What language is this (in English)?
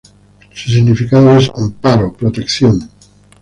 Spanish